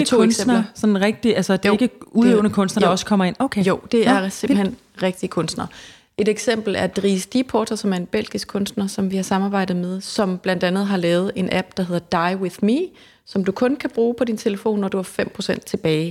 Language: Danish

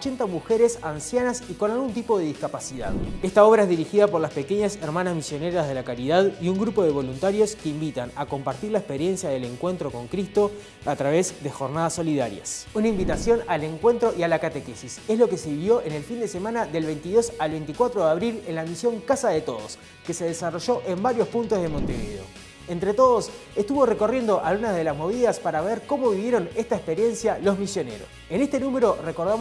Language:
Spanish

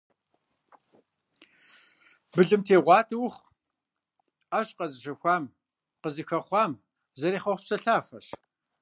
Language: Kabardian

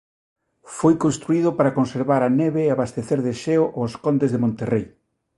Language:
Galician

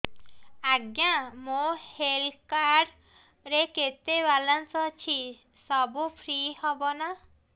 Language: Odia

